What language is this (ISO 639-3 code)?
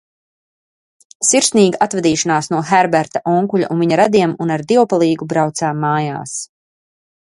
lav